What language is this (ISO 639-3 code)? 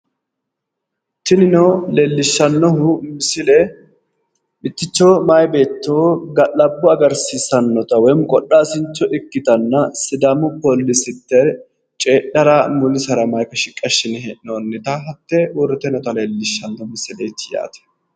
sid